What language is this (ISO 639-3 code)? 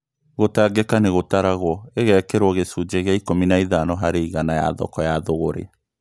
kik